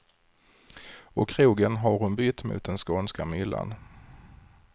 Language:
Swedish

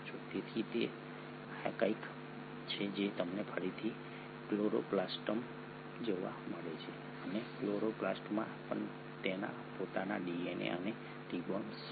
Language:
Gujarati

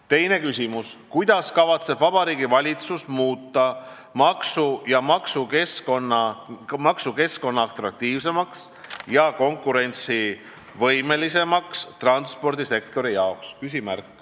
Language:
Estonian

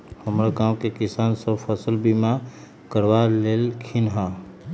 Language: Magahi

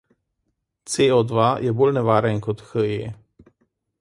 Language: Slovenian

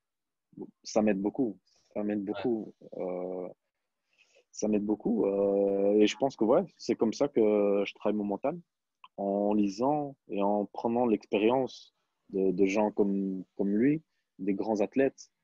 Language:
French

